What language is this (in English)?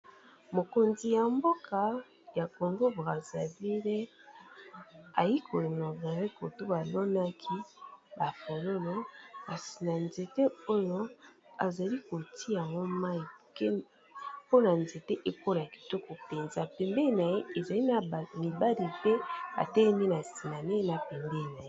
Lingala